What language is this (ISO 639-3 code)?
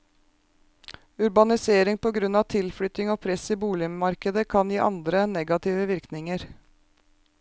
nor